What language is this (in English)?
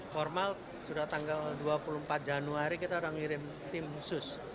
Indonesian